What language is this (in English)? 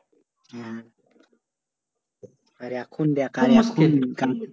Bangla